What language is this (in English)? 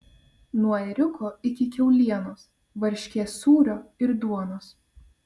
Lithuanian